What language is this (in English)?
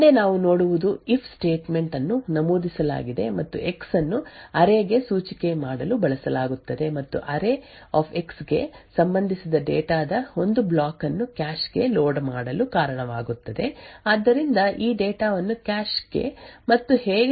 Kannada